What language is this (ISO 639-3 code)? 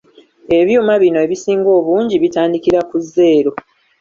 lug